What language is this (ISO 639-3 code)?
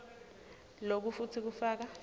ssw